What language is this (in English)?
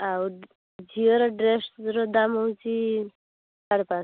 Odia